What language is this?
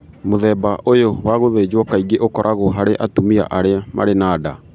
Kikuyu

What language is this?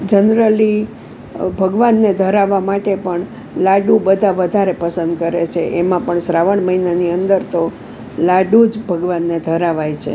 Gujarati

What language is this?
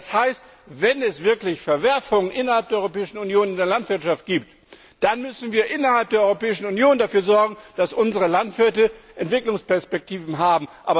German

